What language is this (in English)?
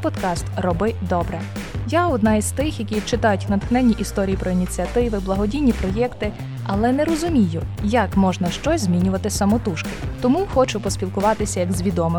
Ukrainian